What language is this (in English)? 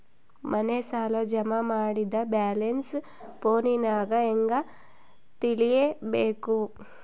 Kannada